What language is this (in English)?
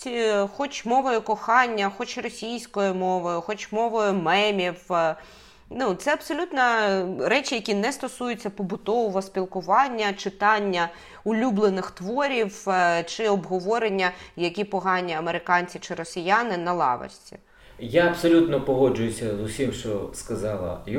Ukrainian